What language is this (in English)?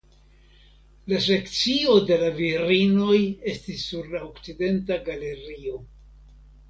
Esperanto